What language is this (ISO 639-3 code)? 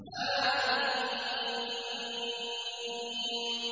ara